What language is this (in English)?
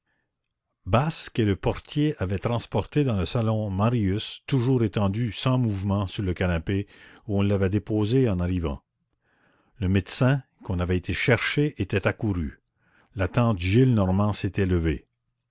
French